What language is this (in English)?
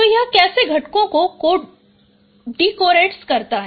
Hindi